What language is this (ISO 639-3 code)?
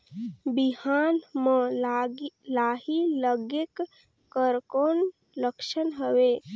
hne